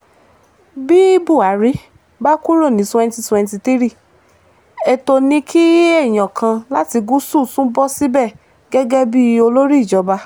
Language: Yoruba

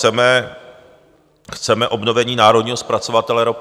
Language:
Czech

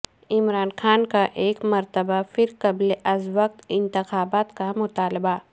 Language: Urdu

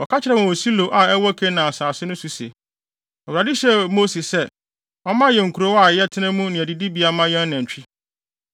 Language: Akan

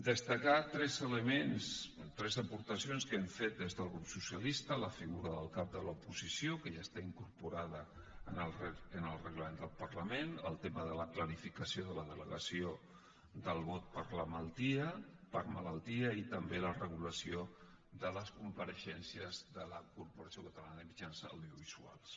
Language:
Catalan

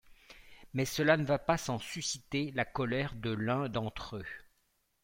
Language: French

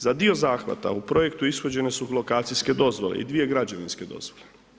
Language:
Croatian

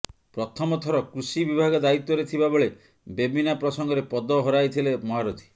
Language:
Odia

